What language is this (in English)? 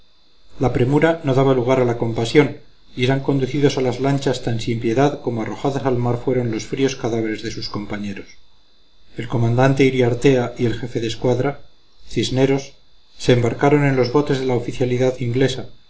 Spanish